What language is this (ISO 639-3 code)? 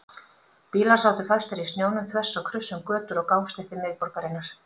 isl